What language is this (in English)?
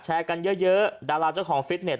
Thai